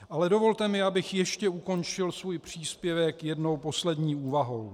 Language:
Czech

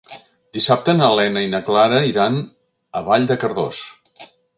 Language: Catalan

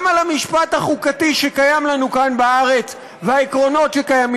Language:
Hebrew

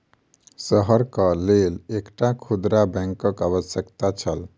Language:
Maithili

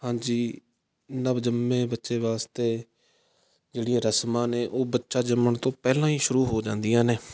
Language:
Punjabi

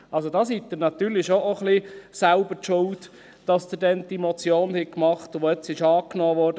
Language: Swiss German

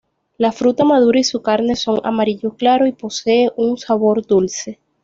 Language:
Spanish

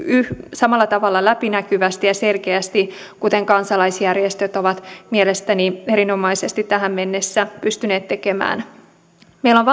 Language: Finnish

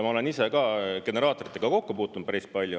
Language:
Estonian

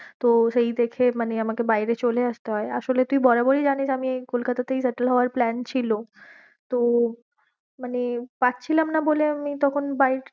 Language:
Bangla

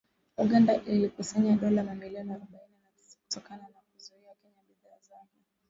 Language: Swahili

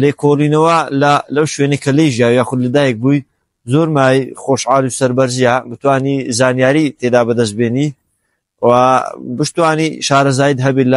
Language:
Arabic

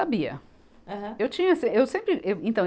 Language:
Portuguese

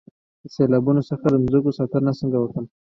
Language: Pashto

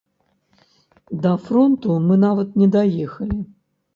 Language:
Belarusian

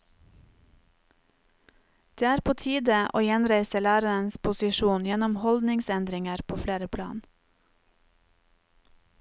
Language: Norwegian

